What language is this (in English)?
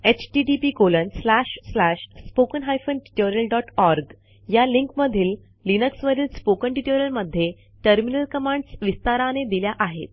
Marathi